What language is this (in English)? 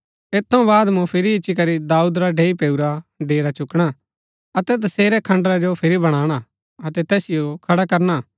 Gaddi